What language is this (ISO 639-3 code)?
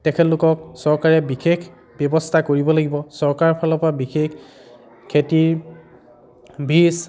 asm